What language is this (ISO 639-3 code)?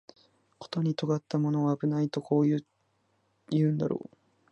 jpn